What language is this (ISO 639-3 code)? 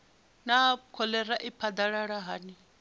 ven